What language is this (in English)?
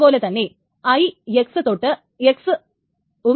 Malayalam